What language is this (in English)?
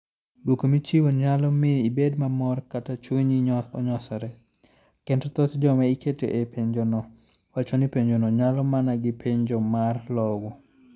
Luo (Kenya and Tanzania)